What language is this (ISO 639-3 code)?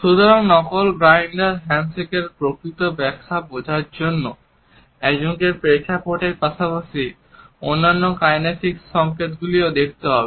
ben